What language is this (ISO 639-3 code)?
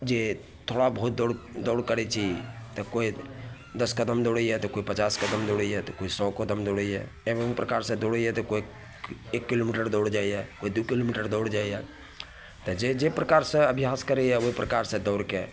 mai